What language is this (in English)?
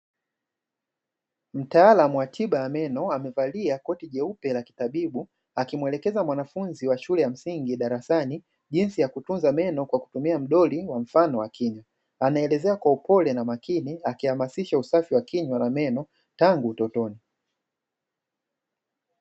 Swahili